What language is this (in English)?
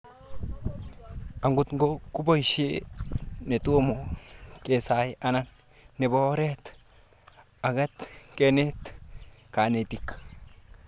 Kalenjin